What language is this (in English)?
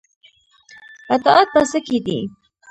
Pashto